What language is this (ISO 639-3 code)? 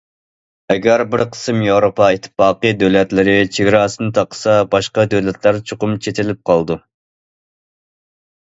uig